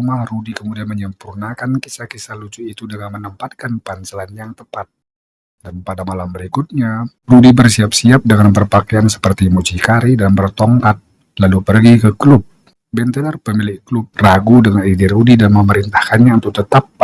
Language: Indonesian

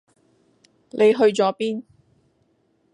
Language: Cantonese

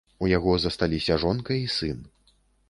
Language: Belarusian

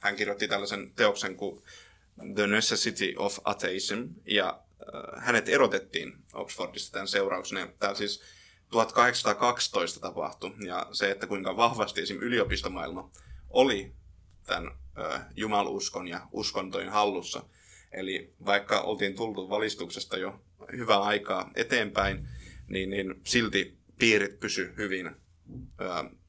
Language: Finnish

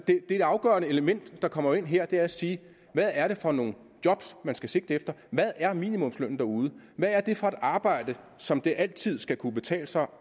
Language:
Danish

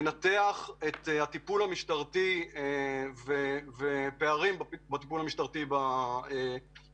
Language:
Hebrew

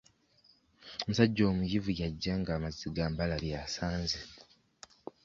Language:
Ganda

